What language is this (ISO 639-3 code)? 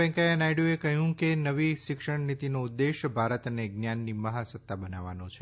guj